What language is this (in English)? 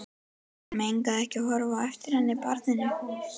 Icelandic